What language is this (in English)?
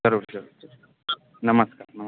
Maithili